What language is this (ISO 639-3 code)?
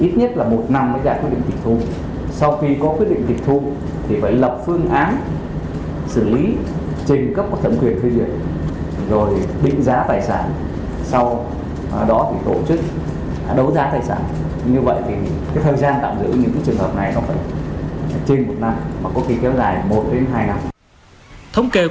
vie